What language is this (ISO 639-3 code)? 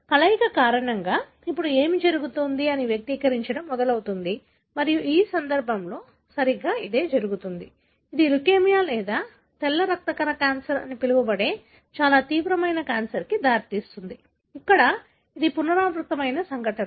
tel